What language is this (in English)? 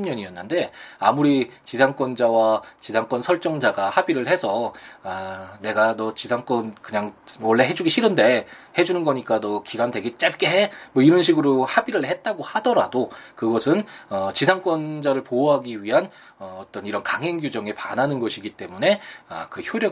Korean